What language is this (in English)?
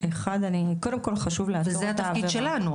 Hebrew